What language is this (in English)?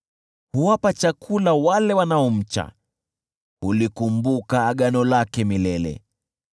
Swahili